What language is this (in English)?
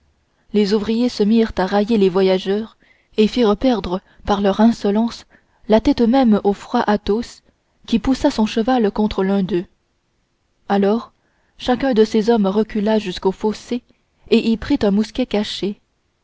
French